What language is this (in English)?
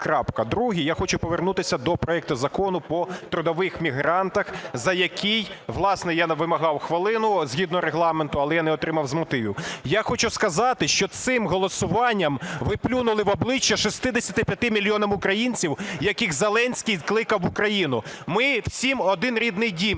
Ukrainian